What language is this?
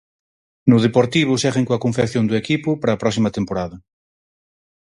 Galician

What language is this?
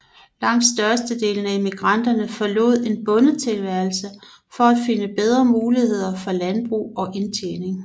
Danish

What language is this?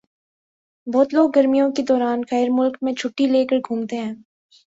Urdu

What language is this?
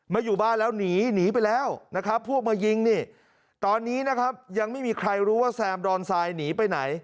Thai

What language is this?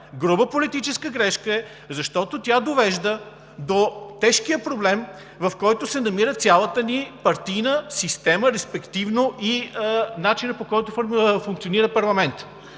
Bulgarian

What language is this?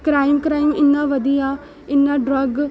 Dogri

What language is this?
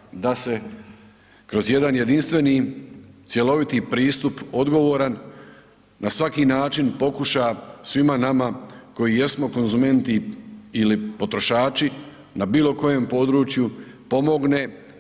Croatian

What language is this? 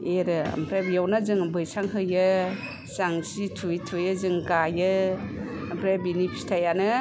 Bodo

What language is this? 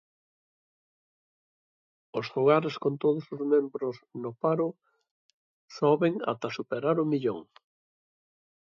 Galician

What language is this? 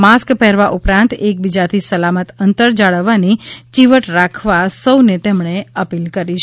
Gujarati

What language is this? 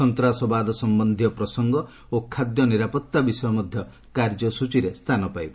Odia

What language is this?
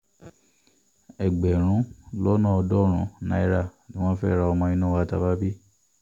Yoruba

